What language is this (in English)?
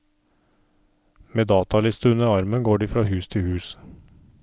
Norwegian